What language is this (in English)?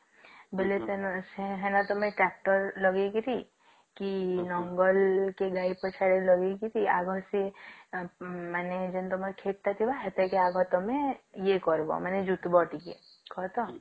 Odia